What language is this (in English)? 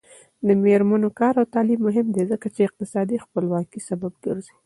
Pashto